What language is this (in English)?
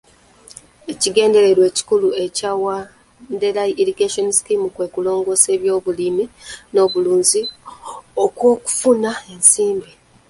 Ganda